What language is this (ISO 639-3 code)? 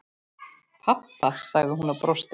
isl